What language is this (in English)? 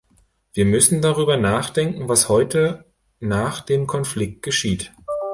German